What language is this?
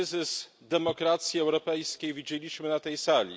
Polish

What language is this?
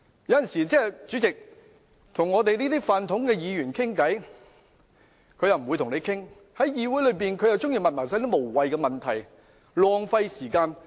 Cantonese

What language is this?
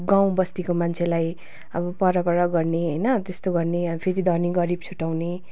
Nepali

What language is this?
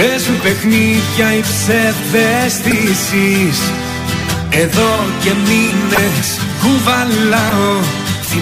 Greek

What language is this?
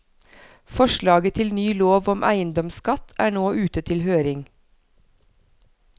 Norwegian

